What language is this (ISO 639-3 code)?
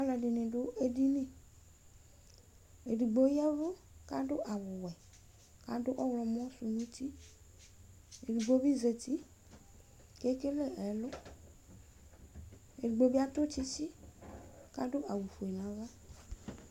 kpo